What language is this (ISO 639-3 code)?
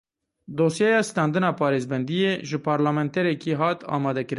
kur